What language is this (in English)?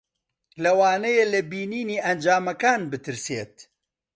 Central Kurdish